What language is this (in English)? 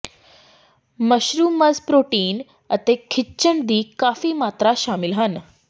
Punjabi